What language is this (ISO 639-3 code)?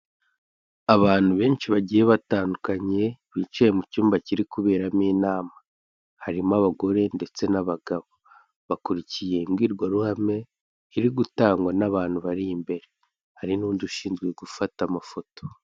kin